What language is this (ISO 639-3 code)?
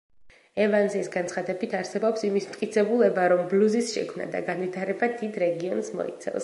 kat